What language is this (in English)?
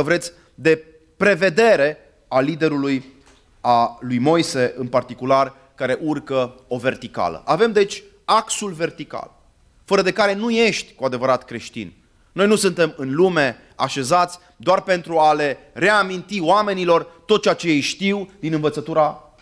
Romanian